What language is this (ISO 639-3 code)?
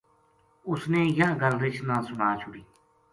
gju